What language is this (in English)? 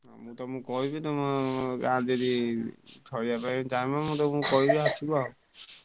Odia